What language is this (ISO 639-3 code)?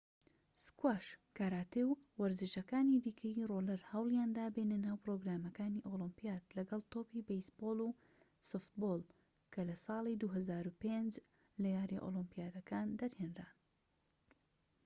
ckb